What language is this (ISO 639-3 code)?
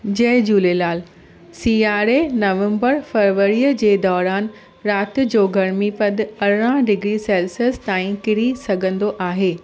snd